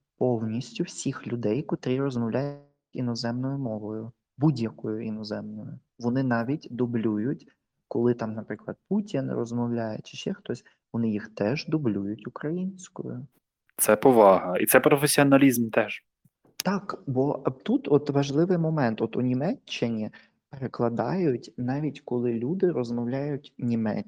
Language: Ukrainian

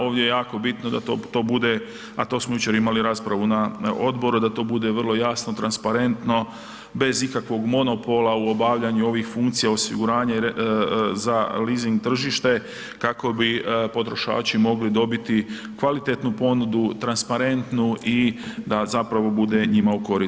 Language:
Croatian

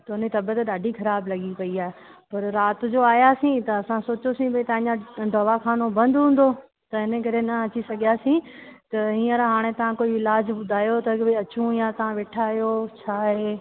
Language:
Sindhi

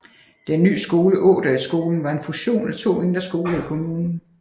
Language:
Danish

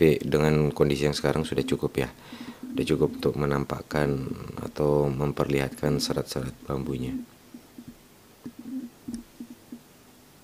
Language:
Indonesian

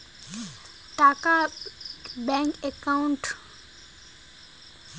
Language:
Bangla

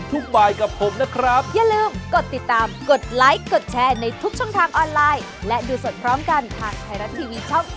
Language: Thai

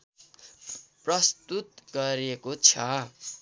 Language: Nepali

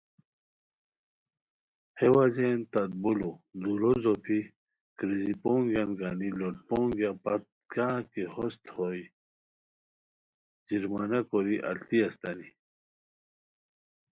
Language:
Khowar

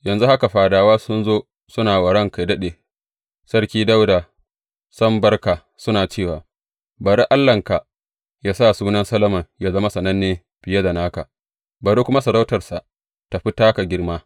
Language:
Hausa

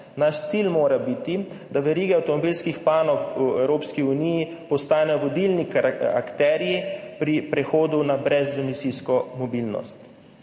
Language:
Slovenian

